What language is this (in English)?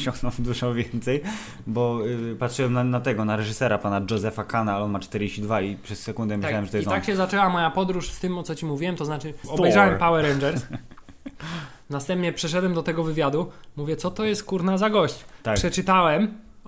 Polish